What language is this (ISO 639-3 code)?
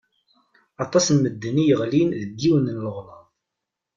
kab